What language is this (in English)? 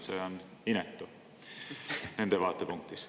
Estonian